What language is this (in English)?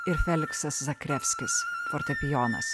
Lithuanian